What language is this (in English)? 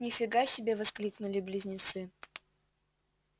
Russian